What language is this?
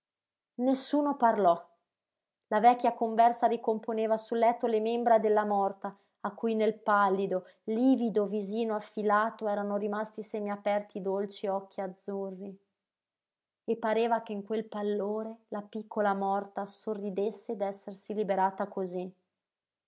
Italian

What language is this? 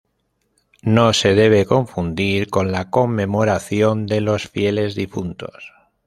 Spanish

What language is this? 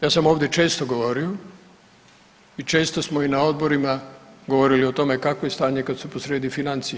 Croatian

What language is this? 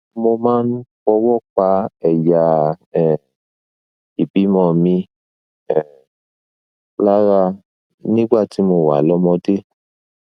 Yoruba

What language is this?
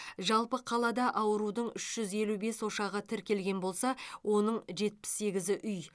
Kazakh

